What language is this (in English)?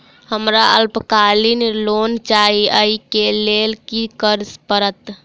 Maithili